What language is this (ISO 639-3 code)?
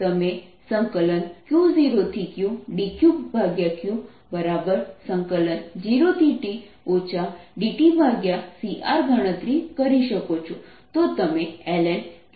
guj